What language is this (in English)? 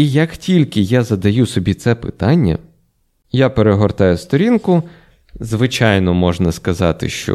Ukrainian